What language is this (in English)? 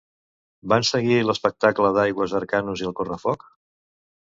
Catalan